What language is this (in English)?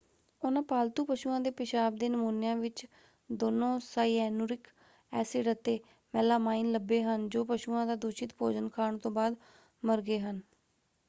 Punjabi